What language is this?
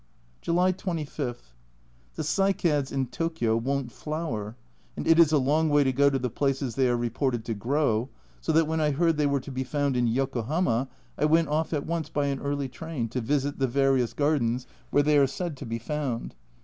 English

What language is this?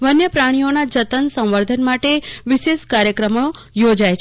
Gujarati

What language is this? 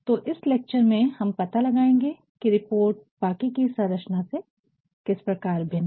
Hindi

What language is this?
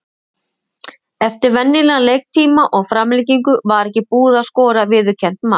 Icelandic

